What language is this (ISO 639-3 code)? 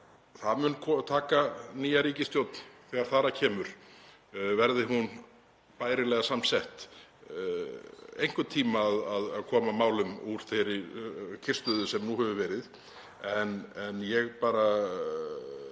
isl